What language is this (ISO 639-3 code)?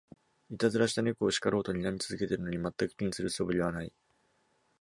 jpn